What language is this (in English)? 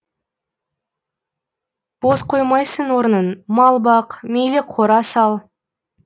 Kazakh